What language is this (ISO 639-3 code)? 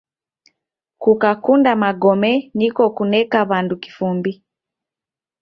dav